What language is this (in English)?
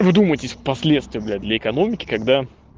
Russian